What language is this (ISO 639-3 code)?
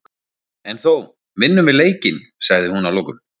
isl